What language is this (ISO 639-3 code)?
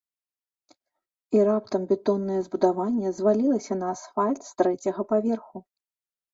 bel